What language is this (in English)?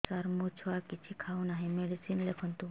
Odia